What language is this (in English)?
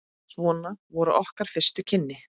Icelandic